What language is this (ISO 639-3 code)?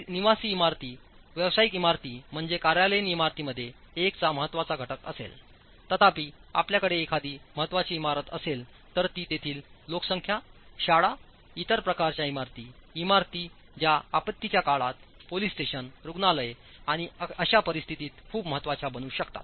mar